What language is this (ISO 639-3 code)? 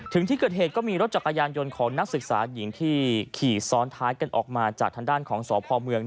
tha